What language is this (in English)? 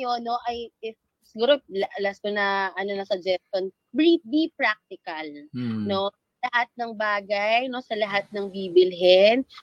Filipino